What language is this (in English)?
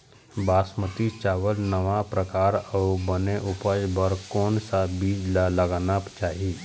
Chhattisgarhi